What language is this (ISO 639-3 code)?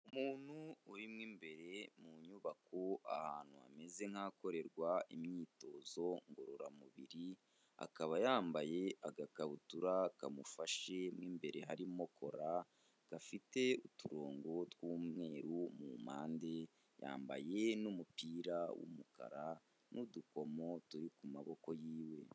kin